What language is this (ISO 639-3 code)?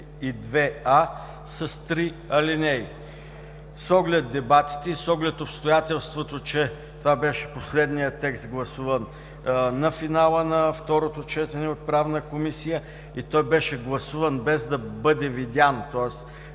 bul